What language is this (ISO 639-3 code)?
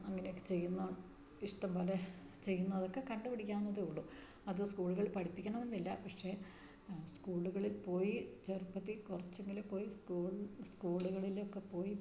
mal